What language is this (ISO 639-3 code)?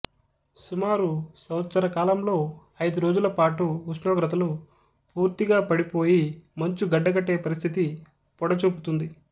tel